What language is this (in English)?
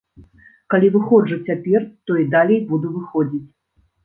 Belarusian